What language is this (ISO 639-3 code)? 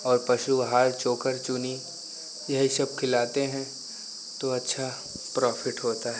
hin